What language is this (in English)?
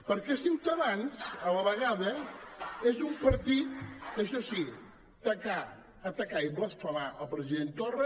Catalan